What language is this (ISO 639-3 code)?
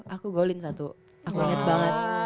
ind